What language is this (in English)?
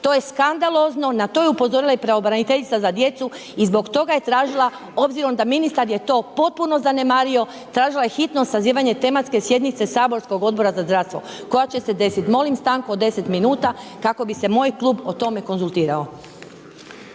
Croatian